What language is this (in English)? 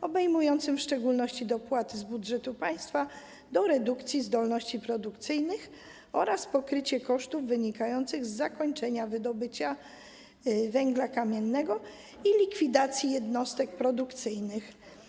Polish